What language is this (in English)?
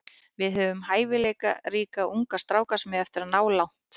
Icelandic